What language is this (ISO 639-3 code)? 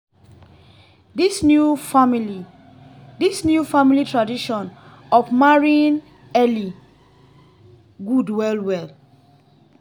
pcm